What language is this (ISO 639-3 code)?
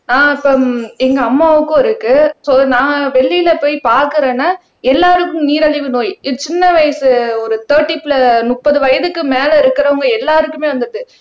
tam